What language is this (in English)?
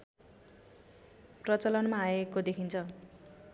Nepali